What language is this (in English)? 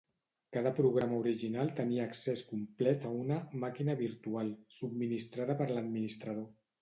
Catalan